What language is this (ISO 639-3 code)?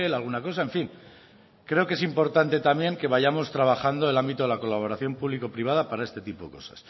spa